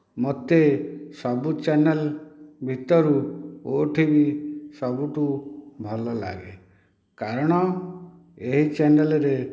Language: Odia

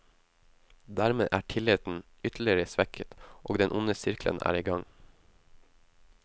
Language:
Norwegian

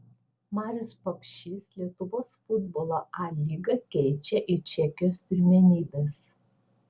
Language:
Lithuanian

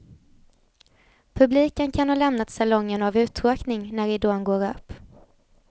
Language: Swedish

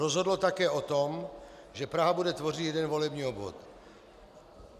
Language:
Czech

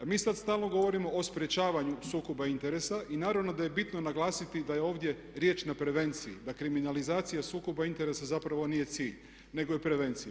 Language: Croatian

